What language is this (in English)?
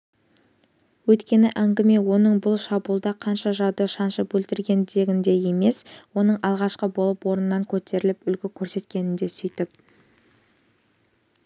Kazakh